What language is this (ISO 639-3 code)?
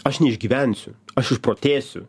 lit